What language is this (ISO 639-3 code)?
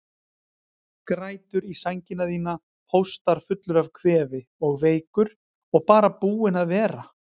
isl